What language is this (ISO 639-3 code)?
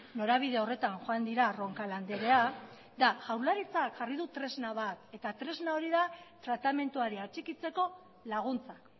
eus